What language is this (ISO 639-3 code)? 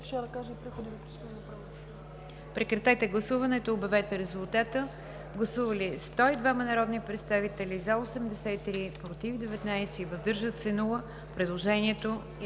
bul